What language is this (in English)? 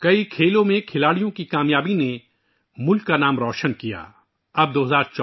Urdu